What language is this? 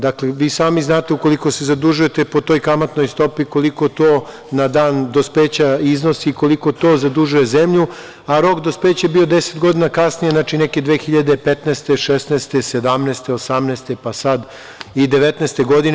Serbian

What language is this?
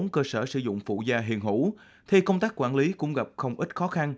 Vietnamese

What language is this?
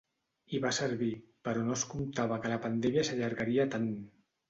Catalan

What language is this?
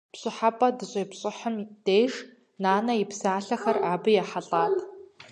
Kabardian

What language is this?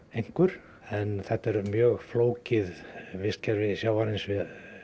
Icelandic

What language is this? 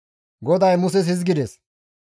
Gamo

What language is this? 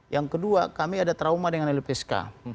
Indonesian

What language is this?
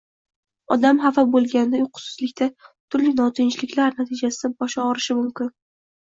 Uzbek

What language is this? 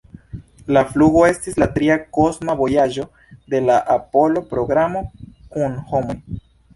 Esperanto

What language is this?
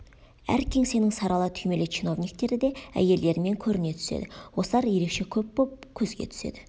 Kazakh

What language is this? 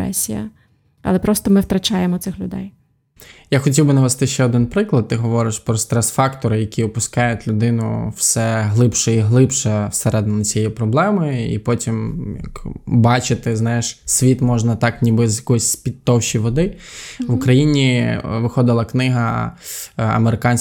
Ukrainian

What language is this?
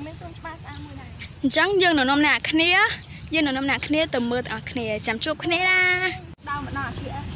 Thai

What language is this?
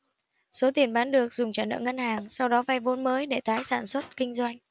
Vietnamese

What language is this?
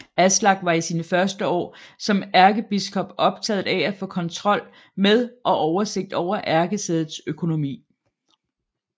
Danish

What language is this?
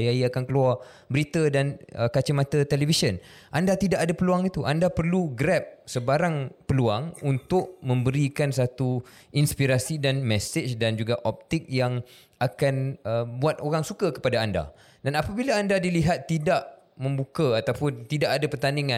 Malay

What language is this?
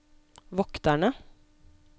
Norwegian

